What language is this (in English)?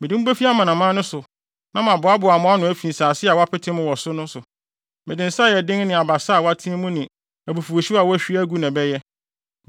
Akan